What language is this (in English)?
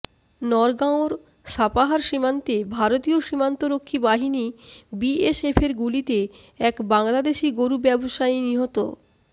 Bangla